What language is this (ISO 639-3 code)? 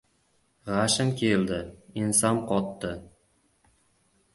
uzb